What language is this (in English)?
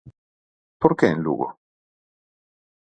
Galician